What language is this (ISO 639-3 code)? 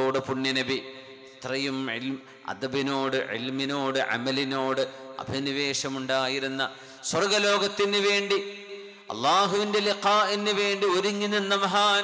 mal